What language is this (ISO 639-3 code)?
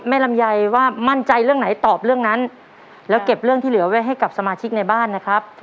tha